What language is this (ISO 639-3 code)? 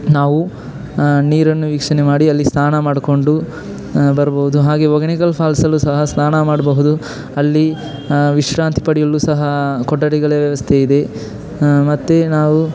kan